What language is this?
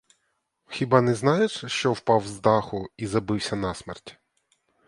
Ukrainian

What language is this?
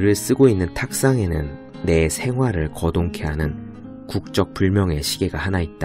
Korean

